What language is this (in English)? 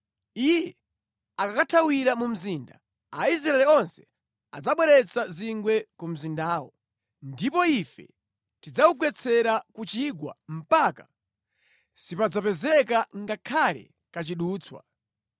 Nyanja